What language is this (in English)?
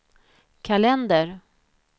Swedish